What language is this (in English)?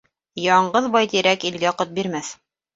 Bashkir